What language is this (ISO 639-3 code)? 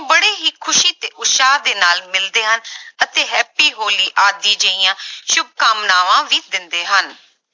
pan